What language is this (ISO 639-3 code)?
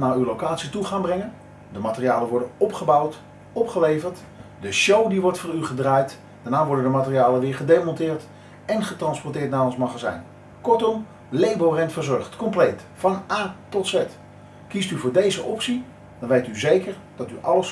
nld